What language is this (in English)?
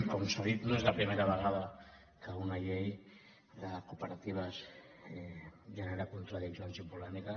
Catalan